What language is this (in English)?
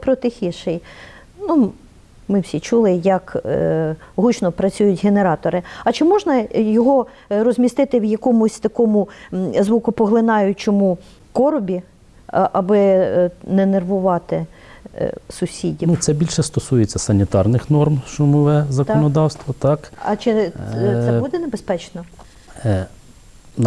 Ukrainian